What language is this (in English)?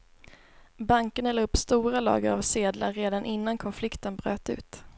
Swedish